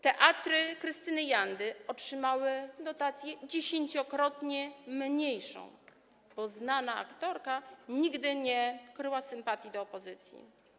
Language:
Polish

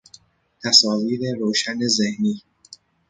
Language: Persian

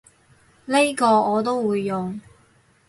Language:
Cantonese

